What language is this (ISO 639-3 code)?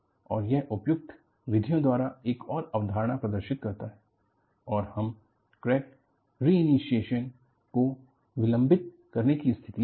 hin